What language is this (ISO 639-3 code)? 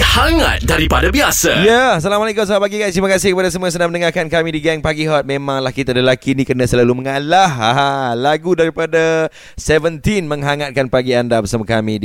msa